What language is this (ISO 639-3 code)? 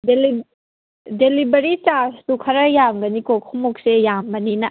mni